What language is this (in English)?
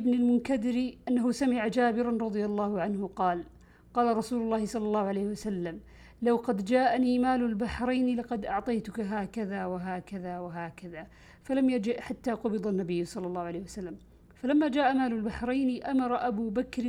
Arabic